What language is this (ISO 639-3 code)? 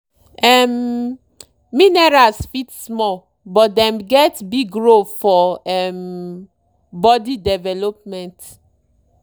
pcm